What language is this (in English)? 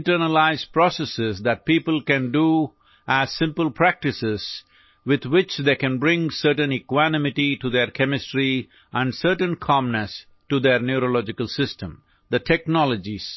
Assamese